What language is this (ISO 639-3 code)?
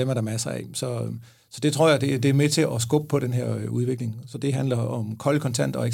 dan